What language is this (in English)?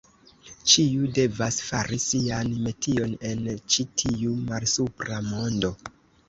Esperanto